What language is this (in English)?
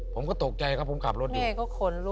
Thai